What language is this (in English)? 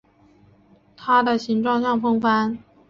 Chinese